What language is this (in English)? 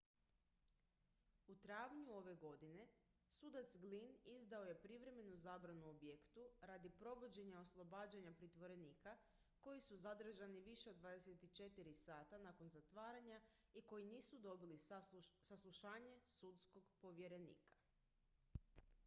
Croatian